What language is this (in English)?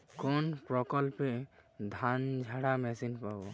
Bangla